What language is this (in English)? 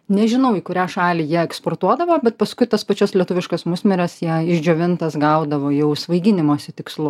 Lithuanian